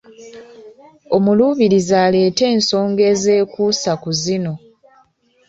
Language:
Ganda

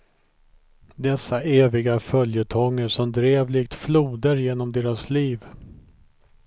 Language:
Swedish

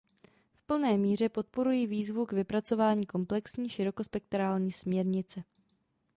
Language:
Czech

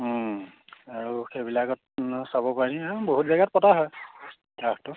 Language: Assamese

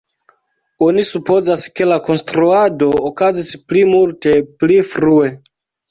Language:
Esperanto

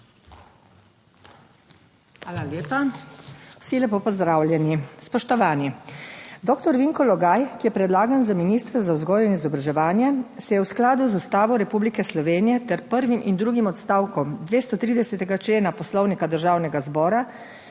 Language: Slovenian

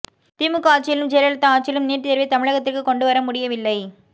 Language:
Tamil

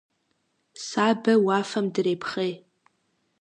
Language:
Kabardian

